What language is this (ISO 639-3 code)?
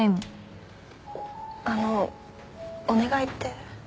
jpn